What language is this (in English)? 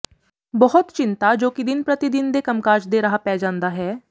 Punjabi